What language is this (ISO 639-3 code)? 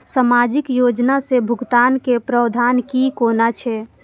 mai